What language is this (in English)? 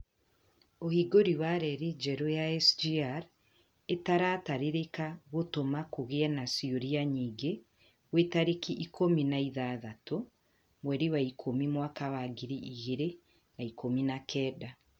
Kikuyu